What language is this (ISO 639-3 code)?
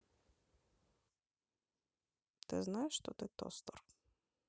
rus